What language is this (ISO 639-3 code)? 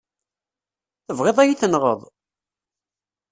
kab